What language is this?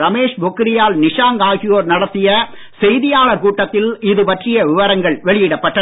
Tamil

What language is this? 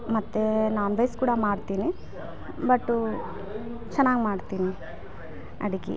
Kannada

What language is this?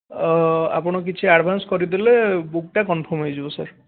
Odia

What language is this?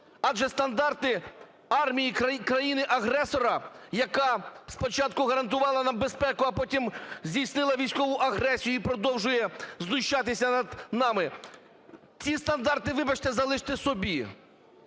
Ukrainian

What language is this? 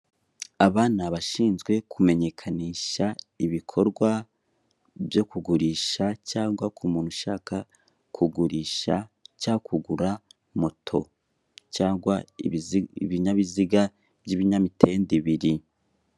Kinyarwanda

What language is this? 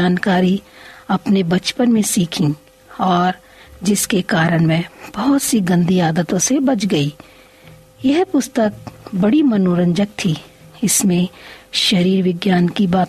Hindi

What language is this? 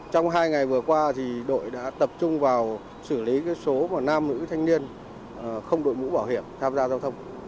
Vietnamese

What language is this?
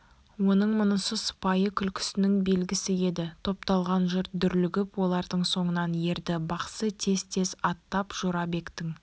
Kazakh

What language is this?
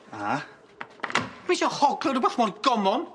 Welsh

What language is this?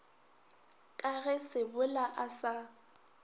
Northern Sotho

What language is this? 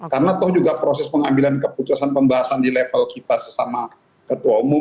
Indonesian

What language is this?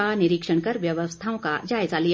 Hindi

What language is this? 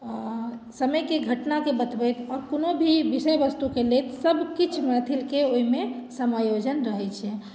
Maithili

